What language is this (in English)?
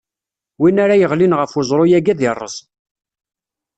Kabyle